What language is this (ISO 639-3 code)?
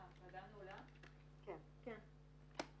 heb